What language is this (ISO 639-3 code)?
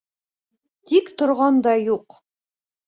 bak